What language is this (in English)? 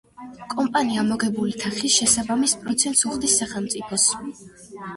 Georgian